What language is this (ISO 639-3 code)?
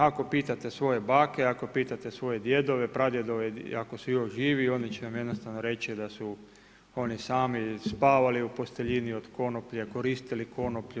hrv